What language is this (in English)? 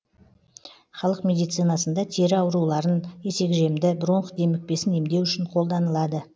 Kazakh